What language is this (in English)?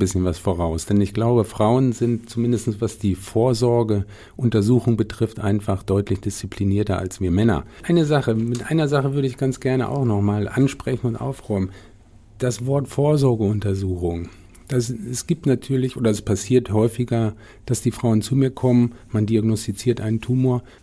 German